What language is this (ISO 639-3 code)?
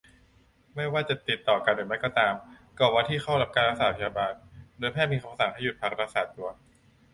tha